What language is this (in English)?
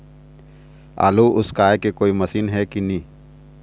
Chhattisgarhi